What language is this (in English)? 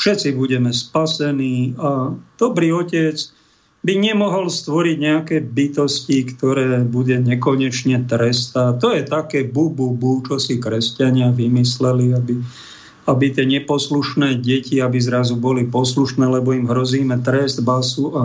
Slovak